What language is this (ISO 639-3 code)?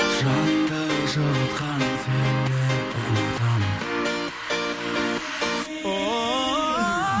kaz